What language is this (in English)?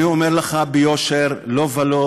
Hebrew